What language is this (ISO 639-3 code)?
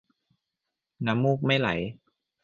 tha